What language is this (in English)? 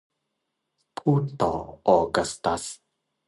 Thai